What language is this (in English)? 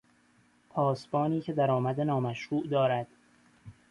Persian